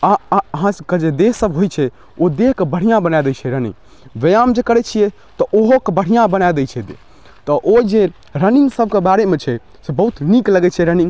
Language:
Maithili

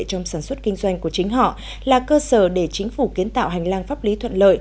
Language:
Vietnamese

